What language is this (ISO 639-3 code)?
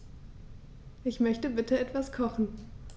deu